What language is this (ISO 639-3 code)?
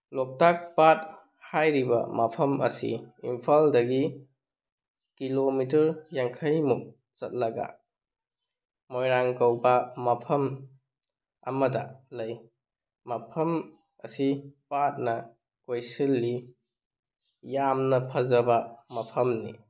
mni